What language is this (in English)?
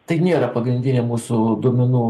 Lithuanian